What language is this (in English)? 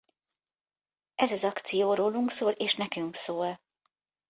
Hungarian